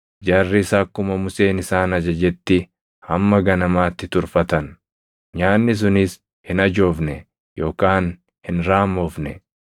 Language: Oromo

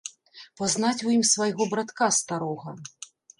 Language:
Belarusian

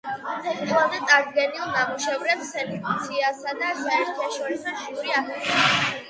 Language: Georgian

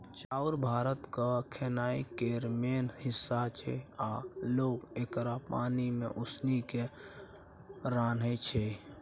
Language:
Maithili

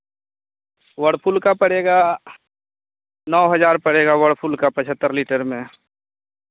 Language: Hindi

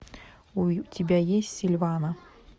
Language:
Russian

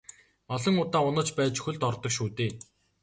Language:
Mongolian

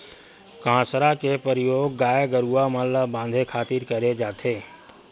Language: Chhattisgarhi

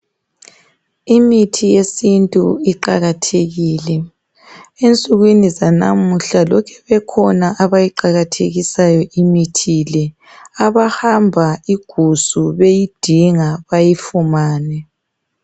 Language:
North Ndebele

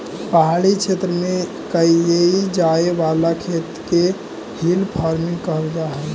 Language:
Magahi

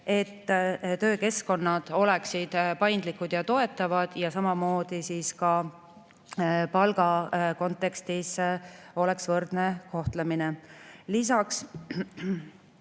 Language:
Estonian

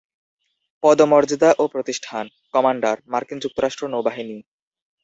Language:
Bangla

